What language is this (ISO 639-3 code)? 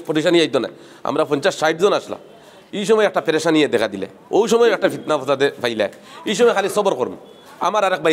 ara